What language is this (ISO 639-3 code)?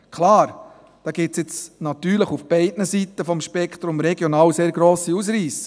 gsw